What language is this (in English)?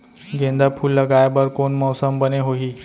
Chhattisgarhi